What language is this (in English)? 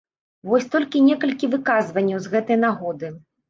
Belarusian